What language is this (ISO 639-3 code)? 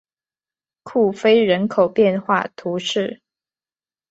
zho